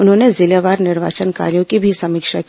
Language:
Hindi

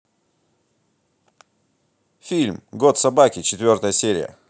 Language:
Russian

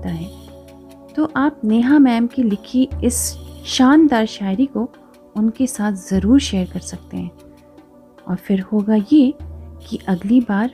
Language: Hindi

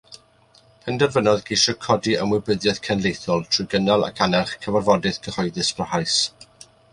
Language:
Welsh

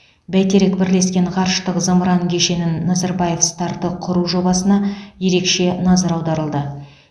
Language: Kazakh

